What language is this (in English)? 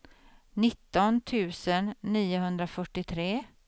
Swedish